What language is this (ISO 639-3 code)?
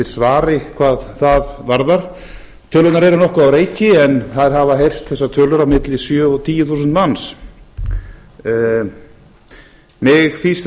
isl